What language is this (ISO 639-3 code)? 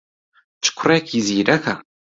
ckb